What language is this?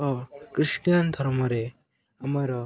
Odia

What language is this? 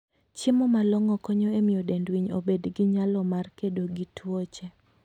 Luo (Kenya and Tanzania)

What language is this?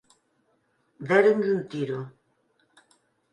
Galician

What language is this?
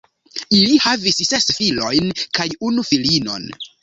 Esperanto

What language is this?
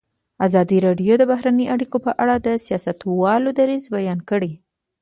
Pashto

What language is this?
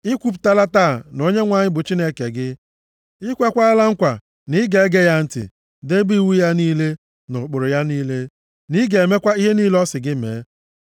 Igbo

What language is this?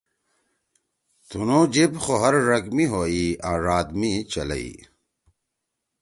Torwali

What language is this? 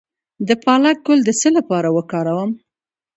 Pashto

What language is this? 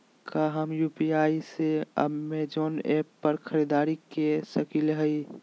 Magahi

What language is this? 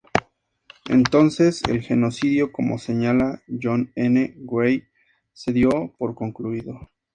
Spanish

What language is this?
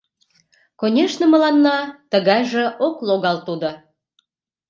Mari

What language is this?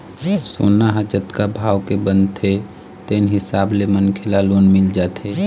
Chhattisgarhi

